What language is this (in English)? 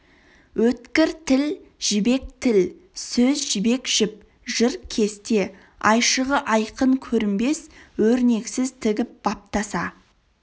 Kazakh